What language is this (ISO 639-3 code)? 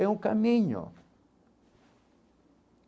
por